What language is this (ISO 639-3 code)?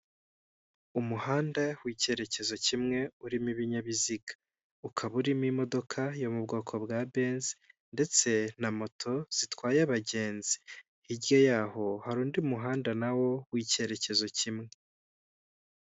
kin